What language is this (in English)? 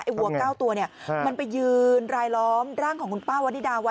Thai